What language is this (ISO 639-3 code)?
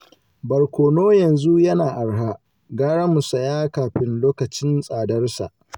hau